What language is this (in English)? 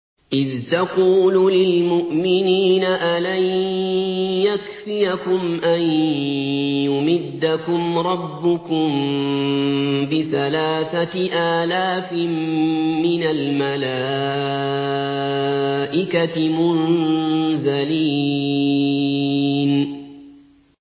Arabic